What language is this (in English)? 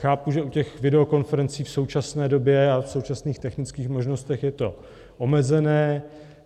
Czech